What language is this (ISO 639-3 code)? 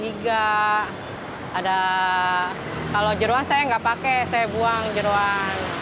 ind